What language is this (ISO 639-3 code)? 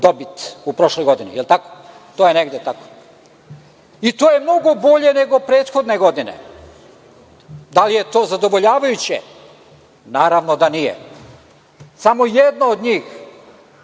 srp